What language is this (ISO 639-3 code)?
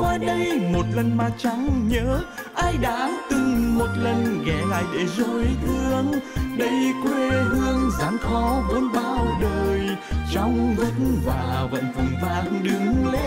vie